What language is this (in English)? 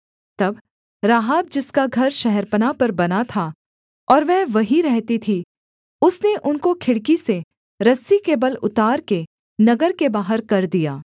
Hindi